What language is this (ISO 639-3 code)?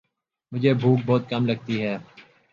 urd